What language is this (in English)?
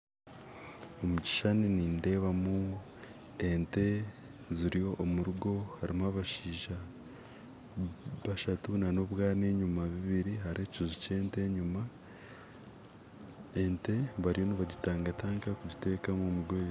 Nyankole